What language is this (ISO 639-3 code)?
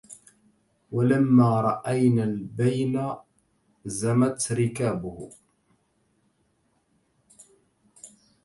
ara